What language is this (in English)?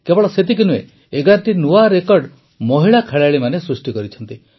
Odia